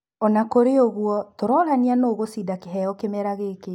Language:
Kikuyu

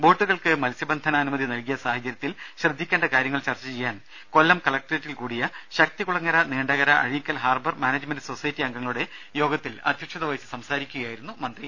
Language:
Malayalam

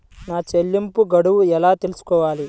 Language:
Telugu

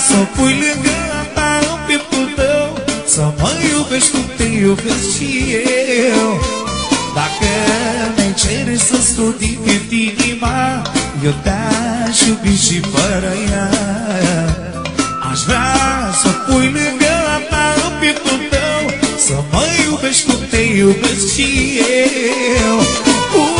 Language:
Romanian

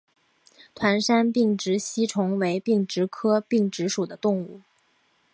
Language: Chinese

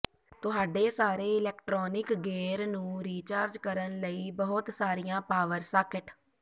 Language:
Punjabi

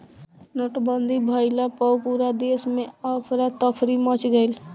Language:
Bhojpuri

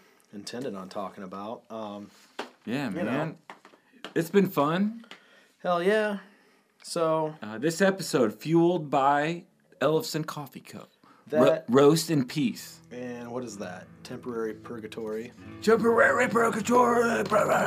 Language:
English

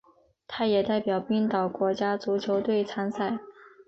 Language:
Chinese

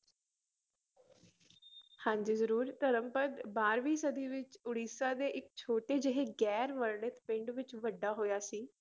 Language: Punjabi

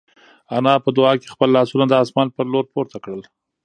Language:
Pashto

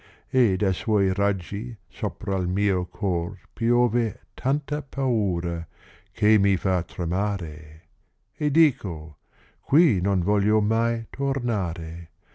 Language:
Italian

